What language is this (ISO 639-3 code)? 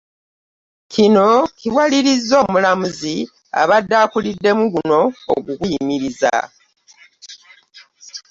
lug